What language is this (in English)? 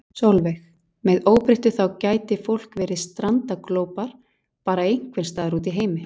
Icelandic